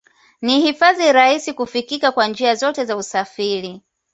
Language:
Swahili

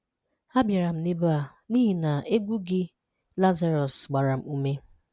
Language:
Igbo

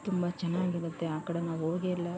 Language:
Kannada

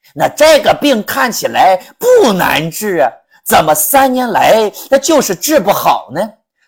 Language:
Chinese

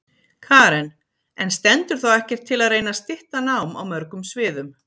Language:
Icelandic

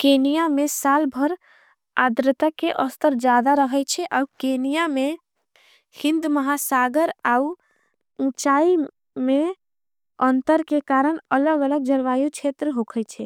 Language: Angika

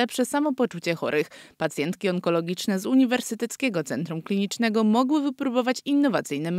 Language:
Polish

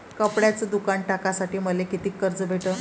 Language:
Marathi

